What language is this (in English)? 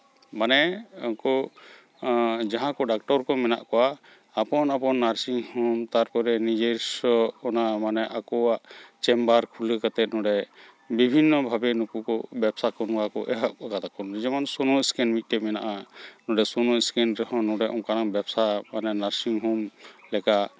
Santali